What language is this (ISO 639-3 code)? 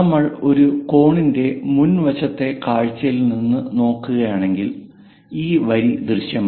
mal